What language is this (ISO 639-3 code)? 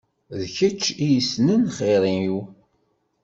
kab